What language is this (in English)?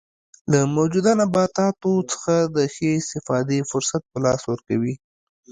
Pashto